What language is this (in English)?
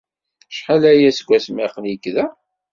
Kabyle